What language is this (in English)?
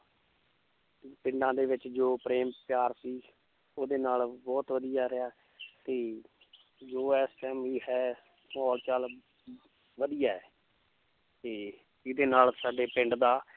Punjabi